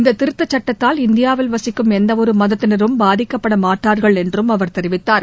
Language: Tamil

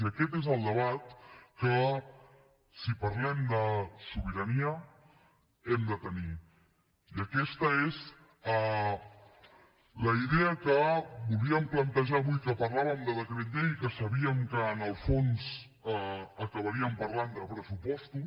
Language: Catalan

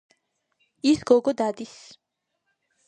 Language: Georgian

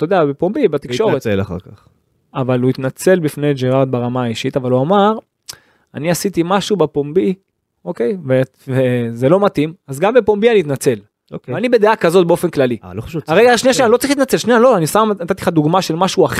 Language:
Hebrew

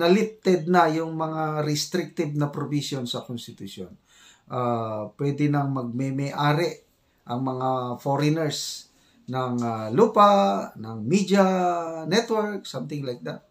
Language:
Filipino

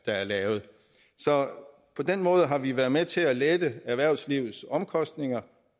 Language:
Danish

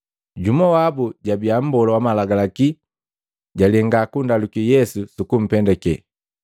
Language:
Matengo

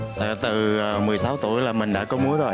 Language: Vietnamese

